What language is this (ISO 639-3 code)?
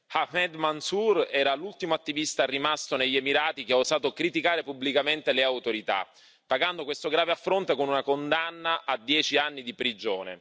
ita